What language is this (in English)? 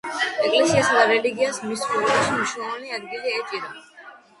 Georgian